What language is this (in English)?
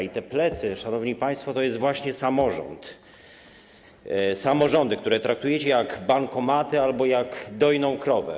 Polish